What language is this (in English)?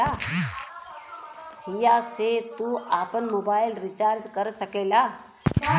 Bhojpuri